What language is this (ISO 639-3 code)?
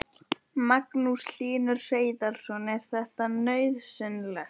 isl